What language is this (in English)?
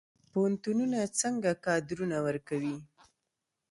Pashto